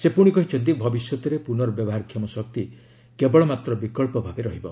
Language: Odia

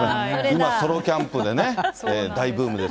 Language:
Japanese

